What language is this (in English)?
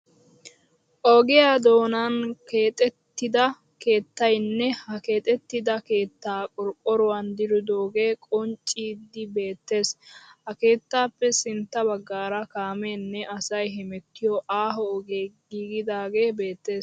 Wolaytta